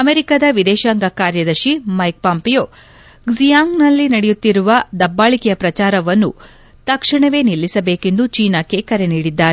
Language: Kannada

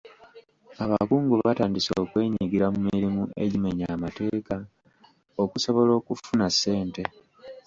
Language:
Ganda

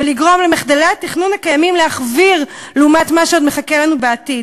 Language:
Hebrew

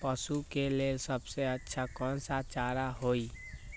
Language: Magahi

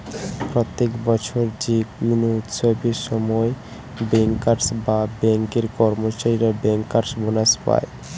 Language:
Bangla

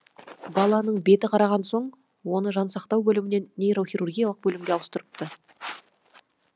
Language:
Kazakh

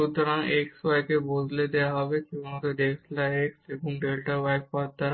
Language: Bangla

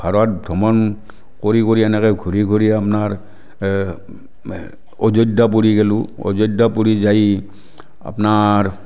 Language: Assamese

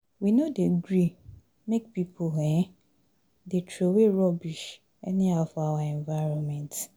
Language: Nigerian Pidgin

